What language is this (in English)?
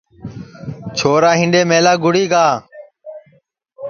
Sansi